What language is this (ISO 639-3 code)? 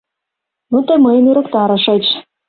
chm